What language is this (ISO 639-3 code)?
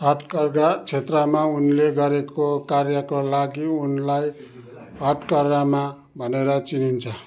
nep